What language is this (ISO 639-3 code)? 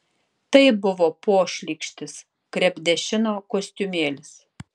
lit